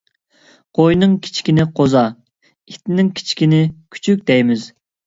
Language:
Uyghur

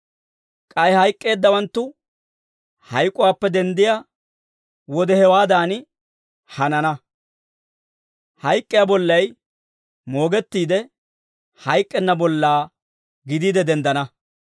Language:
Dawro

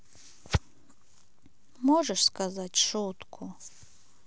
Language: Russian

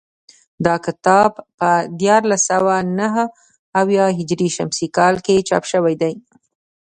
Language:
Pashto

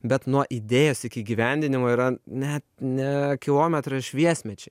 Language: Lithuanian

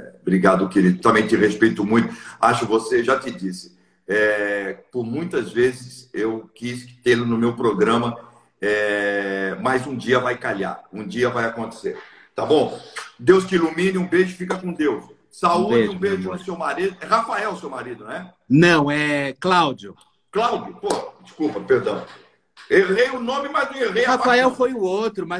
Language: Portuguese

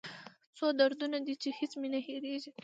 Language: Pashto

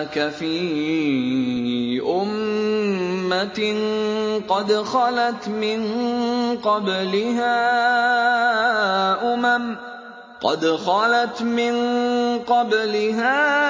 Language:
Arabic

